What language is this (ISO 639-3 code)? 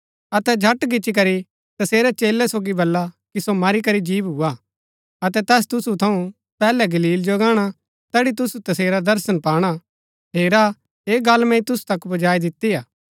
gbk